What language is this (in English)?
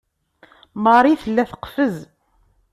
Kabyle